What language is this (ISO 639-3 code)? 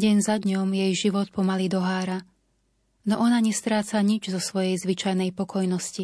slk